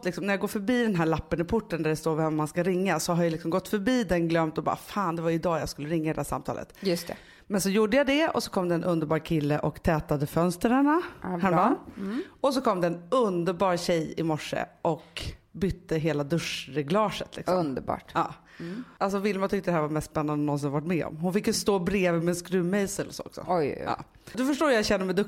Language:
Swedish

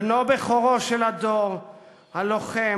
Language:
Hebrew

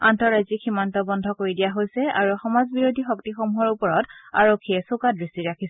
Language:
Assamese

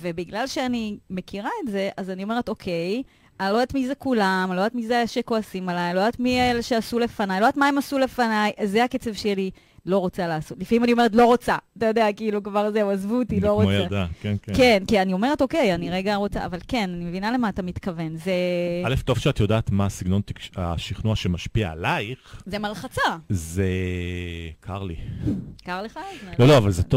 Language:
Hebrew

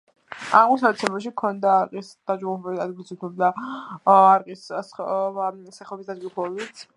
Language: Georgian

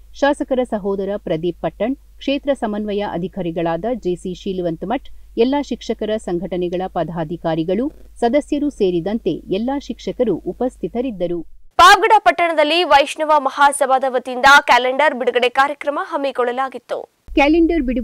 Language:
Kannada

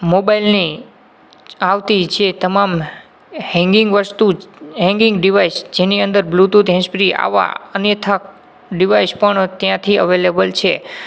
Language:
Gujarati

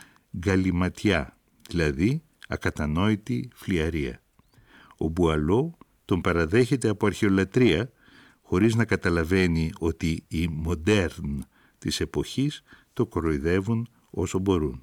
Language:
Greek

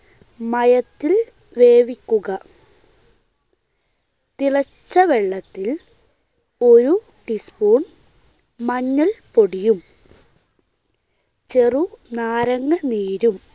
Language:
Malayalam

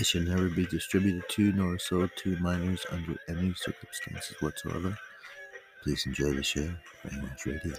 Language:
English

